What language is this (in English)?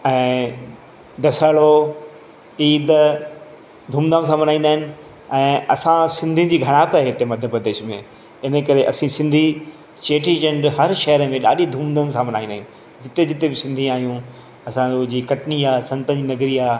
Sindhi